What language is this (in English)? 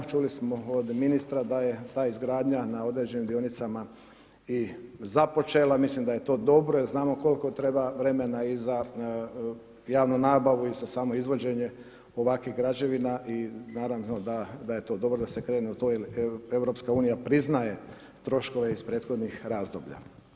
Croatian